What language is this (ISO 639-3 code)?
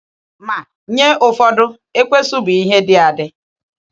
ibo